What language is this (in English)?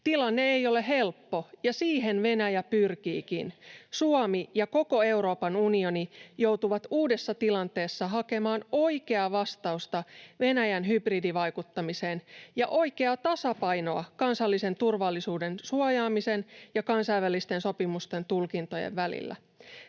Finnish